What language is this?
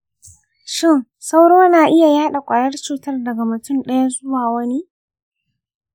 Hausa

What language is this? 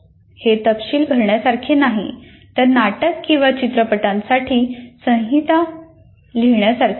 Marathi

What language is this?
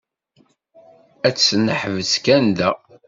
Kabyle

